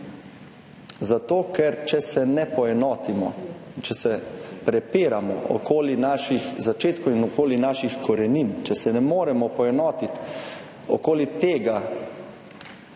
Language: Slovenian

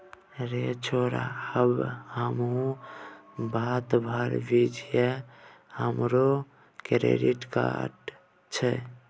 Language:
Maithili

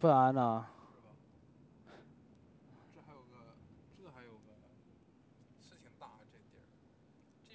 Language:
Chinese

